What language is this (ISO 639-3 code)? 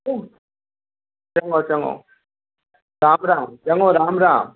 snd